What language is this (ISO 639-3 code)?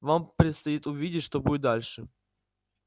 rus